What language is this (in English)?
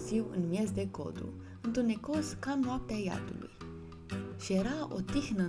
Romanian